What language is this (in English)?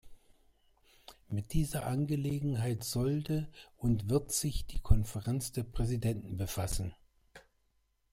German